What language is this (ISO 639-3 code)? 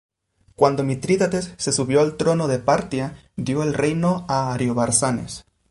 spa